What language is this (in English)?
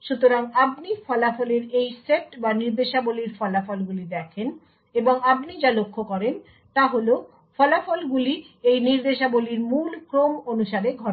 Bangla